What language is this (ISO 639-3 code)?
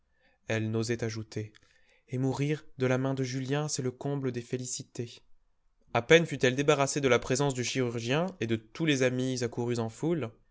fra